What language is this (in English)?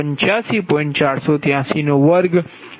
Gujarati